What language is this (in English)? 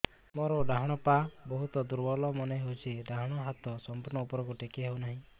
Odia